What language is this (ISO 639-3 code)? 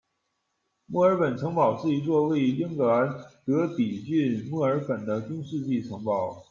zho